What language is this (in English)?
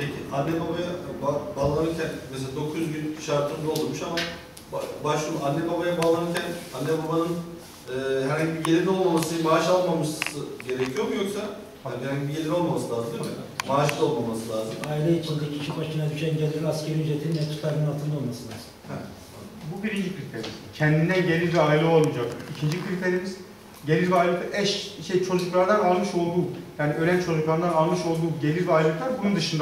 Turkish